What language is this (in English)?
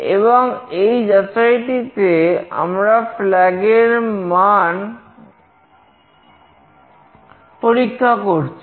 Bangla